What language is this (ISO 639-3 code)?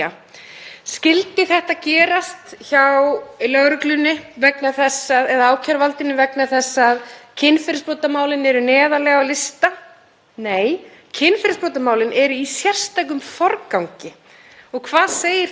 isl